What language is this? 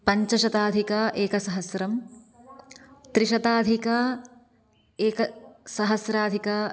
Sanskrit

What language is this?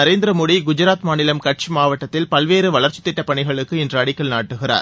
Tamil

